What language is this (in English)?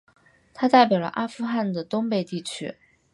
Chinese